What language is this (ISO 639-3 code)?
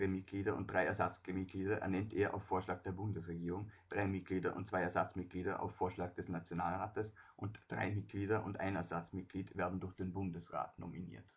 deu